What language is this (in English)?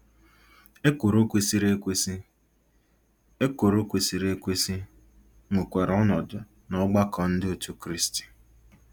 Igbo